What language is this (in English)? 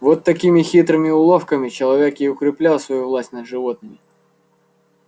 Russian